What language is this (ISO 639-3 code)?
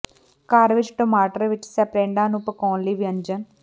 pan